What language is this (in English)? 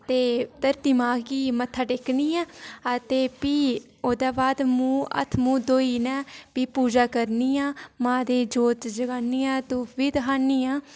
Dogri